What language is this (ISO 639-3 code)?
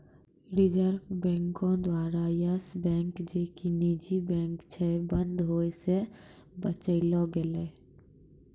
mai